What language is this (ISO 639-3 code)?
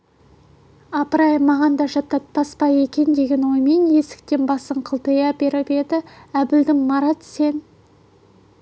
kaz